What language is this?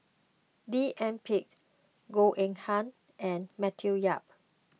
English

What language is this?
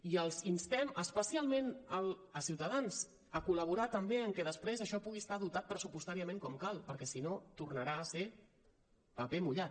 Catalan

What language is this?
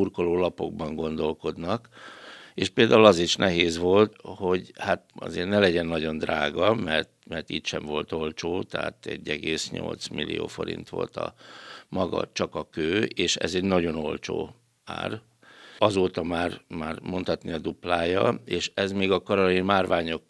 Hungarian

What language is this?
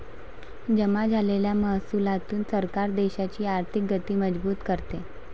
Marathi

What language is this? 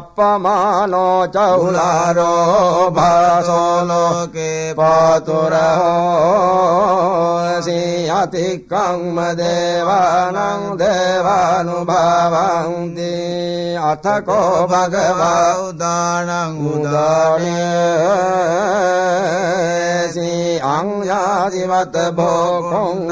Arabic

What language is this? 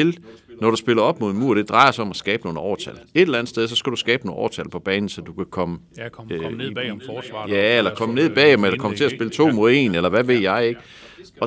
Danish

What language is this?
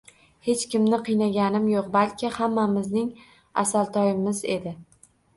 Uzbek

